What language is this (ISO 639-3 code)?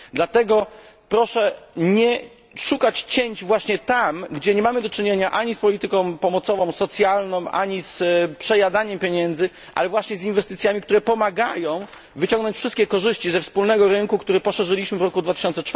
pol